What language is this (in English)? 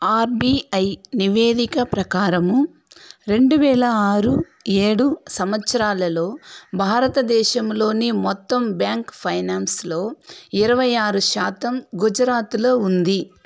Telugu